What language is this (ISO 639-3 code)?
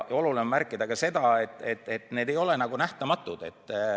est